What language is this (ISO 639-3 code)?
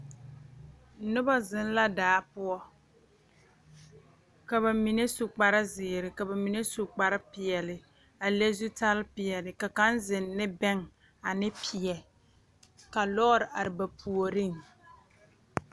dga